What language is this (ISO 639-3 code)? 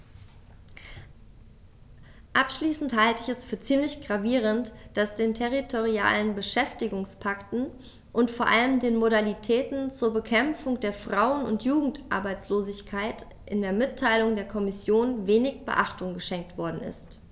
deu